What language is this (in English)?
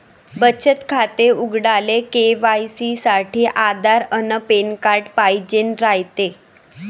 Marathi